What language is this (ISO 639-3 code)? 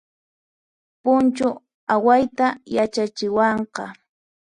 qxp